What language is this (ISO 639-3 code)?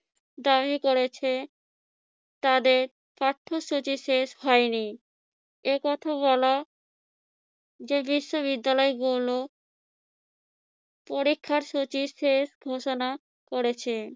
ben